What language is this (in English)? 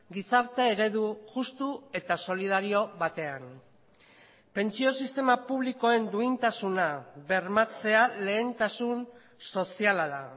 Basque